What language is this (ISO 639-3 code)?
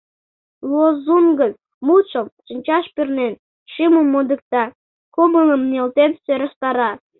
chm